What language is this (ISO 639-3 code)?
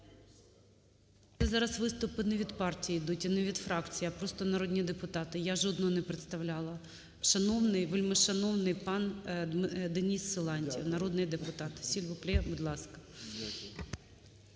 ukr